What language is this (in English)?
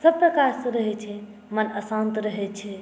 Maithili